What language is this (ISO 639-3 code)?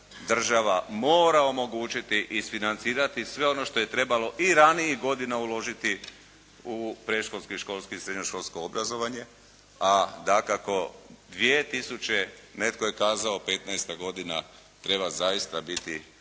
hrv